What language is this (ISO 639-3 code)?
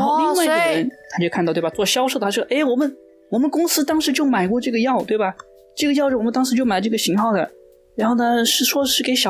zho